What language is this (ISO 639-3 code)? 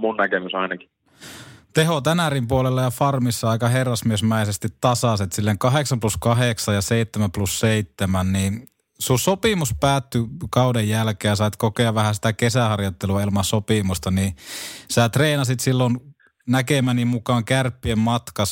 fin